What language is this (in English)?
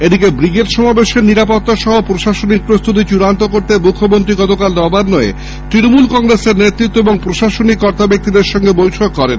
Bangla